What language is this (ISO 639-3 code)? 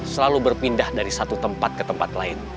ind